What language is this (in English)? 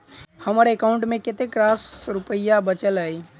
Maithili